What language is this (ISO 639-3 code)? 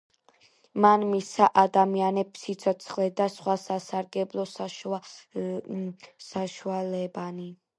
kat